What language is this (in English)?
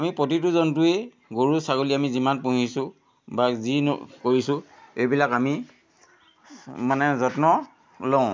Assamese